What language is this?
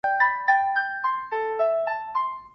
Chinese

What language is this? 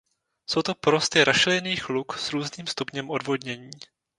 Czech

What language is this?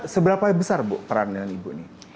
Indonesian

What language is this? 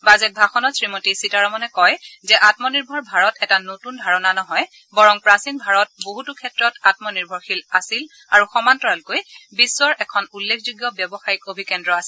Assamese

